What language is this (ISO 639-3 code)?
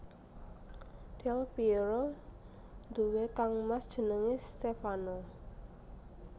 jav